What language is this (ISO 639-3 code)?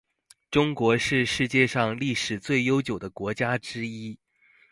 zho